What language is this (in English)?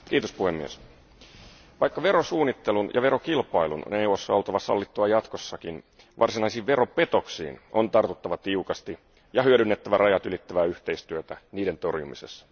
Finnish